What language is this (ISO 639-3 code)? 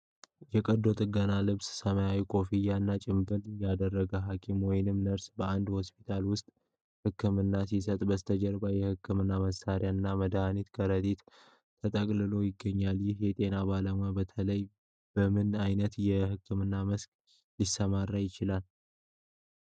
amh